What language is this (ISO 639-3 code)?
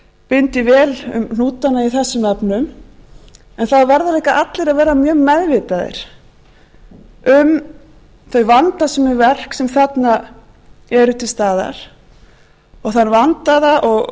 isl